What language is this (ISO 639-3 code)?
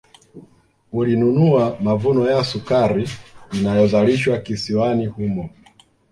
swa